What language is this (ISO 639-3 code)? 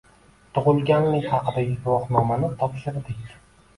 uzb